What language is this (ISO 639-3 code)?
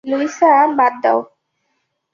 ben